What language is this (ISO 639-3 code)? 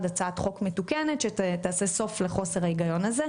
heb